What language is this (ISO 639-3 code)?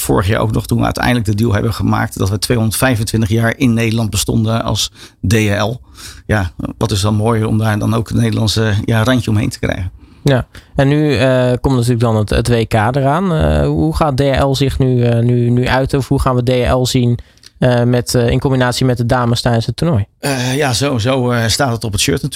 nld